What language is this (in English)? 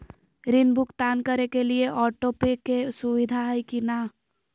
Magahi